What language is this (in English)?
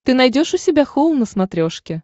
Russian